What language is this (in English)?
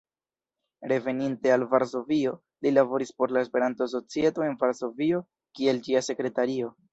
Esperanto